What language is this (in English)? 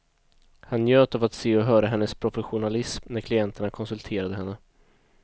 Swedish